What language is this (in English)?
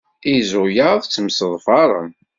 Kabyle